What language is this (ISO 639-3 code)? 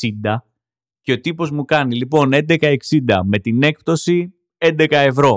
ell